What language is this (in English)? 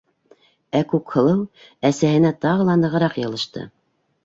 Bashkir